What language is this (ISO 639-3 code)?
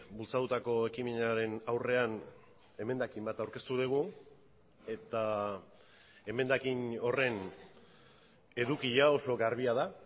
eus